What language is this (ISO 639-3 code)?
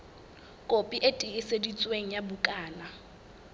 sot